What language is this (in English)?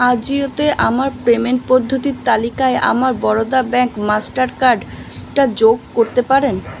Bangla